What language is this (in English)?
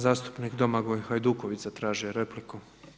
Croatian